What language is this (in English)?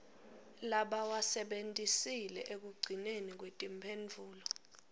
Swati